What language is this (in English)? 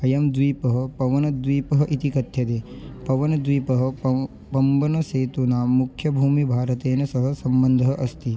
Sanskrit